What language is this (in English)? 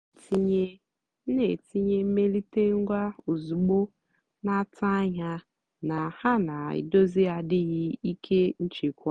Igbo